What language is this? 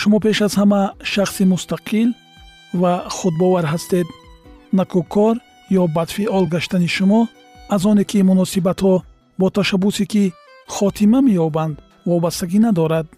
Persian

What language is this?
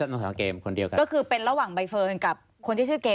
Thai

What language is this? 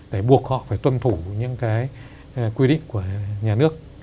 Vietnamese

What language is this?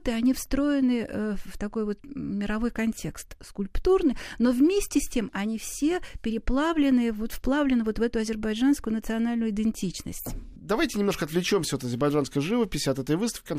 Russian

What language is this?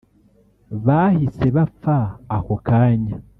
Kinyarwanda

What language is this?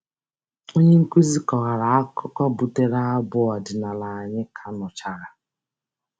Igbo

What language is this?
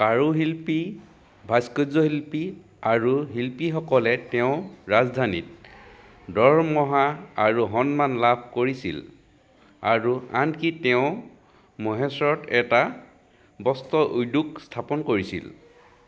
Assamese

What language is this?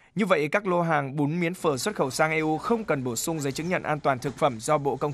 Vietnamese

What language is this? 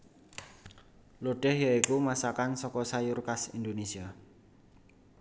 Javanese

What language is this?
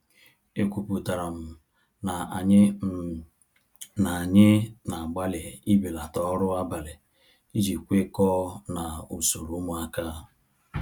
Igbo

